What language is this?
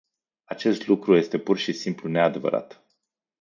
Romanian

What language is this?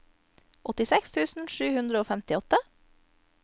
Norwegian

